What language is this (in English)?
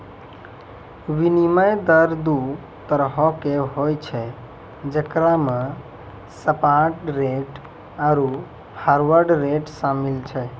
Maithili